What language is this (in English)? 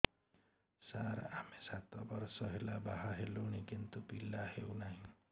Odia